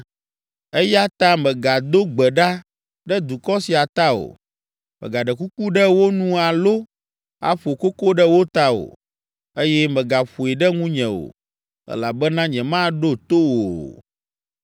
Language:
Ewe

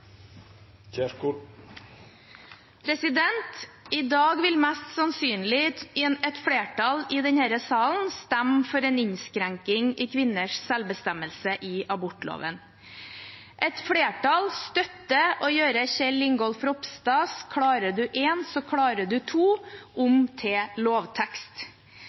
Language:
Norwegian Bokmål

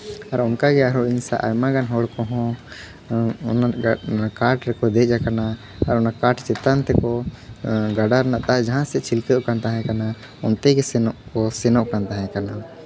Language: Santali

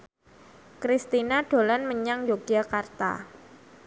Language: Javanese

